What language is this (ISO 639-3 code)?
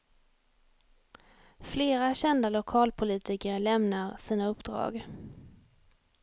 swe